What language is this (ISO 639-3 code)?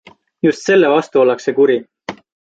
est